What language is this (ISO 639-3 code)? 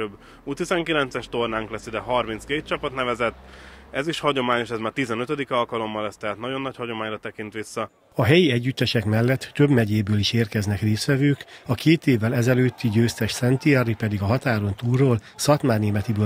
hun